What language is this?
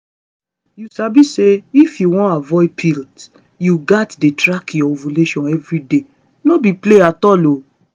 Nigerian Pidgin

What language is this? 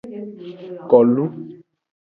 Aja (Benin)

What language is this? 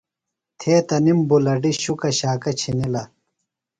Phalura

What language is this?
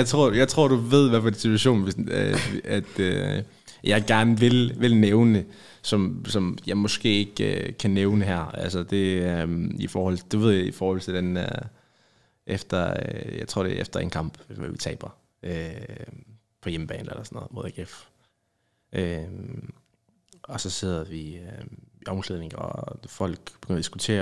Danish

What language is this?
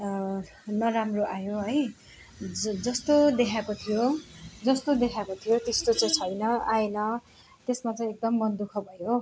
Nepali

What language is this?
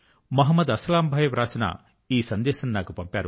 Telugu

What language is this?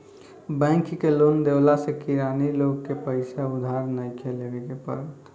Bhojpuri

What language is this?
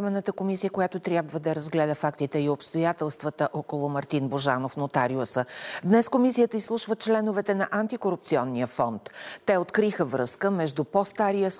Bulgarian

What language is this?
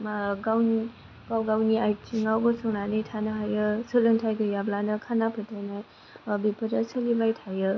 Bodo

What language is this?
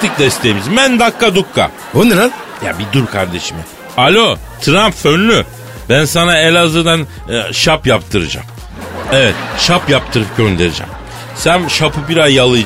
Turkish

